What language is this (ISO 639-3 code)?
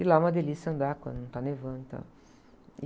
por